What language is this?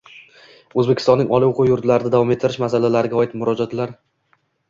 Uzbek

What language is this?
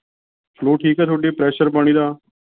Punjabi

